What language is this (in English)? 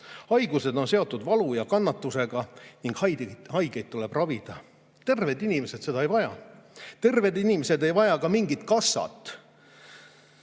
Estonian